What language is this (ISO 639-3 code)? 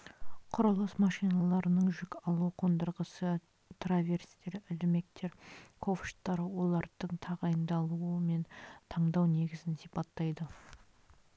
kaz